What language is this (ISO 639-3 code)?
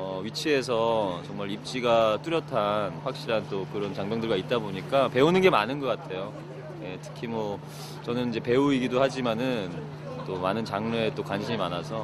kor